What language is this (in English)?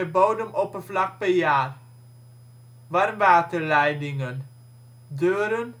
Dutch